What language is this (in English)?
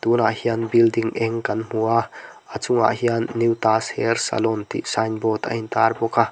Mizo